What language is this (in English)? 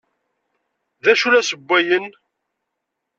Kabyle